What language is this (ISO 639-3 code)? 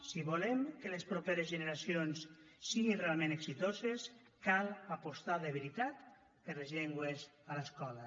cat